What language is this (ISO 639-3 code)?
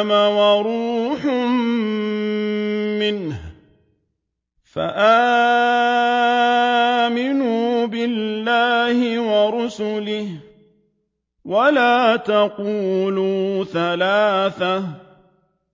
ara